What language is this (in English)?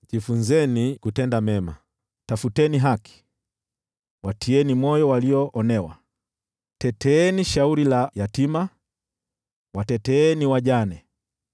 Swahili